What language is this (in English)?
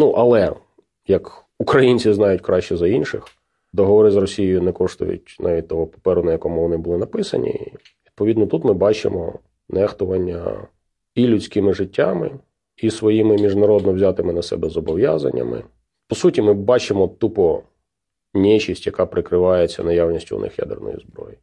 Ukrainian